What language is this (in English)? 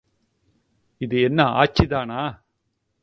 Tamil